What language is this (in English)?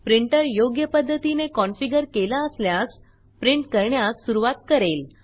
Marathi